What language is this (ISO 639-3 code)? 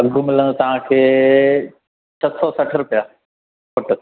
snd